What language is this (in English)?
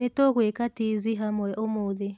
Kikuyu